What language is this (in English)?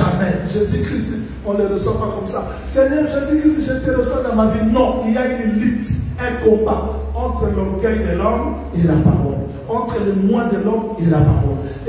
French